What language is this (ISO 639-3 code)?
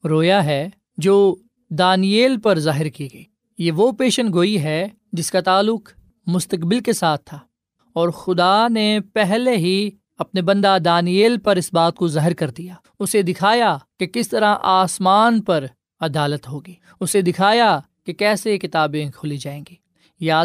urd